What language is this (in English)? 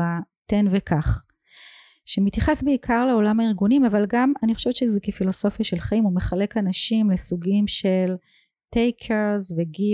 Hebrew